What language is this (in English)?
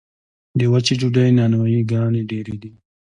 Pashto